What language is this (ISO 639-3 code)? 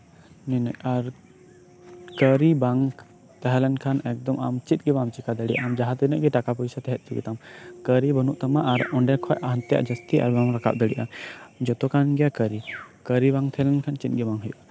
sat